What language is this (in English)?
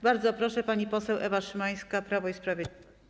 Polish